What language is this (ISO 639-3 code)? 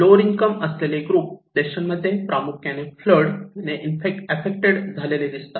mar